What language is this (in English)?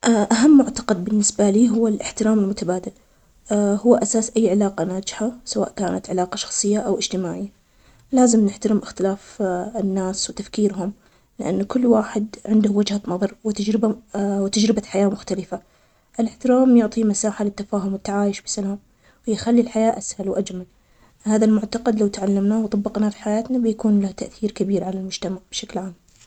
Omani Arabic